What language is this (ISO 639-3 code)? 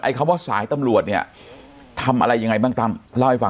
tha